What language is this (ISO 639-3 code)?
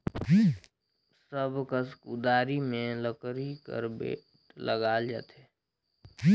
hne